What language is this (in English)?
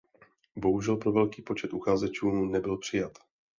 Czech